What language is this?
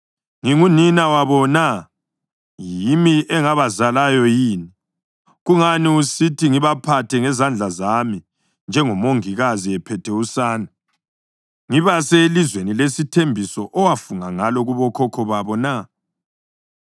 North Ndebele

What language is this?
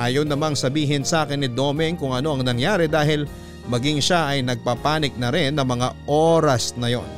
Filipino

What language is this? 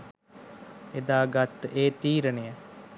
Sinhala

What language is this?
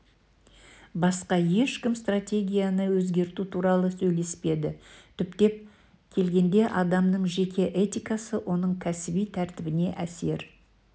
Kazakh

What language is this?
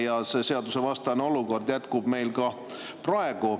Estonian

